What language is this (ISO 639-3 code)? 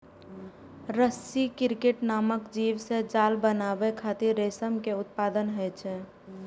mai